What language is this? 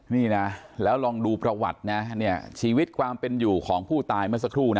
Thai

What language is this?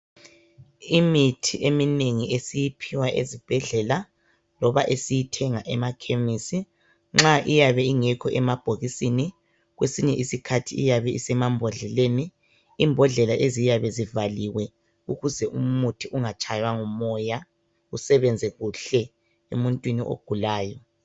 North Ndebele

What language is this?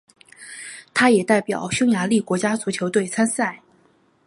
Chinese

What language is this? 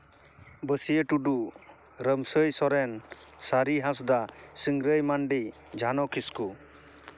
Santali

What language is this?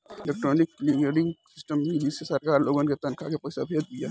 Bhojpuri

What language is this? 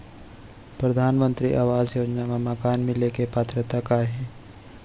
Chhattisgarhi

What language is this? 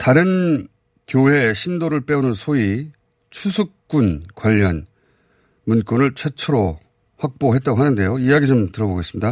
Korean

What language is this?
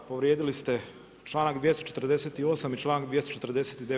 Croatian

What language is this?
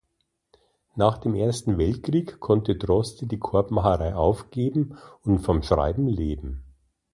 German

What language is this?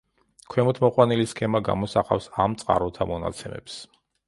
Georgian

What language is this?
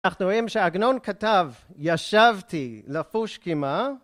Hebrew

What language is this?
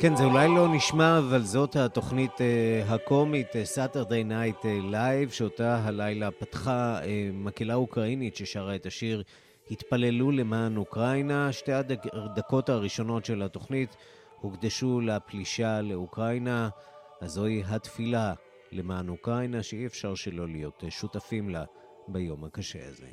Hebrew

